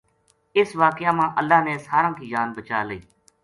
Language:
Gujari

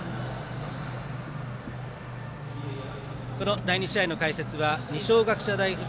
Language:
Japanese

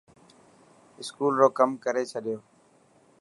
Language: Dhatki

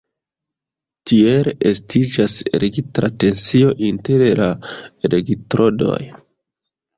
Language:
Esperanto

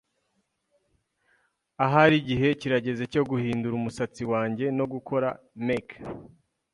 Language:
Kinyarwanda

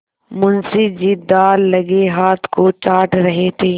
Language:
Hindi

